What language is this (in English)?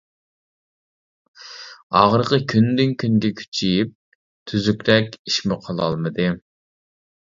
Uyghur